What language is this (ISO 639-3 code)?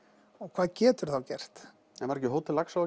isl